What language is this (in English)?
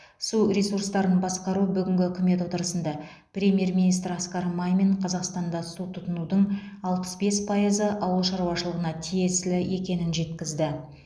Kazakh